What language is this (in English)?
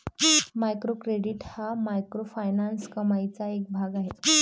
Marathi